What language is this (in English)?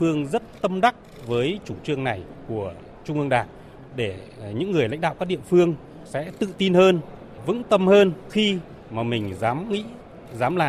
Vietnamese